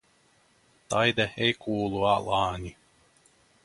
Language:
Finnish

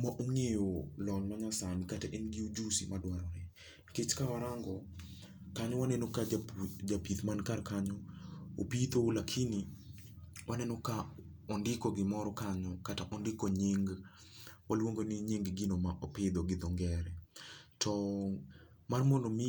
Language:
Luo (Kenya and Tanzania)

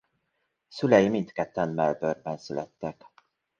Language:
Hungarian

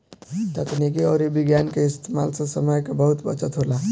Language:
Bhojpuri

